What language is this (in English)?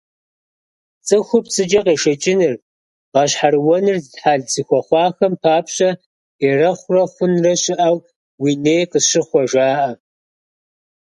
Kabardian